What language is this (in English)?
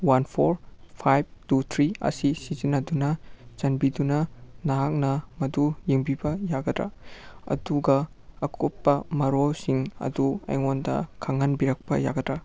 Manipuri